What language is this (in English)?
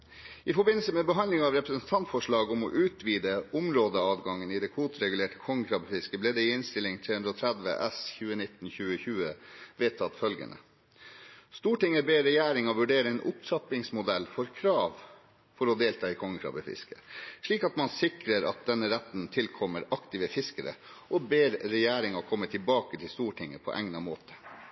Norwegian Bokmål